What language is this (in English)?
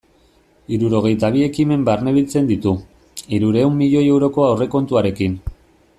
Basque